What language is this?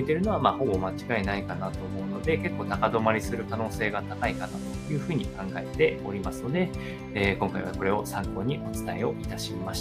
Japanese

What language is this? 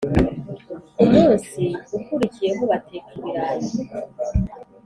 Kinyarwanda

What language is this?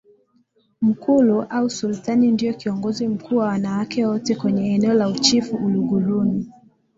Swahili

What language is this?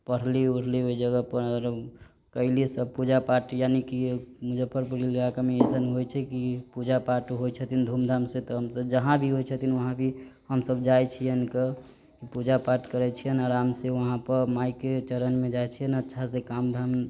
Maithili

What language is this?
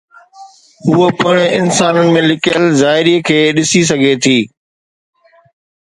Sindhi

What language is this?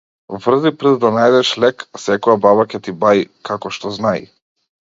Macedonian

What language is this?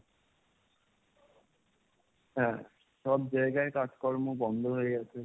Bangla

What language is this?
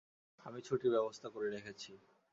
Bangla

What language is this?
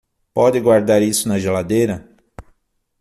Portuguese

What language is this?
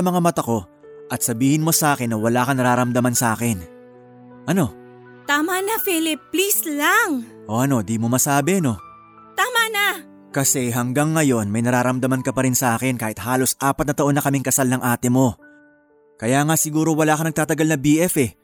Filipino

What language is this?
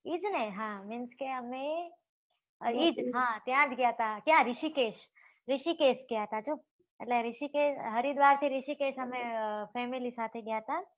Gujarati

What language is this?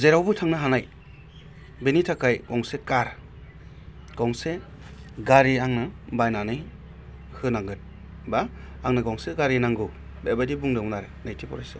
Bodo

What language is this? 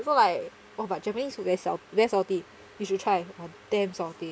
English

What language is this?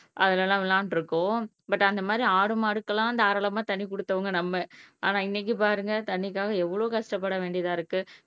Tamil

